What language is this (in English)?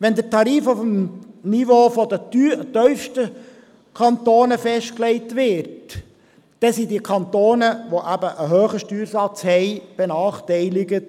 Swiss German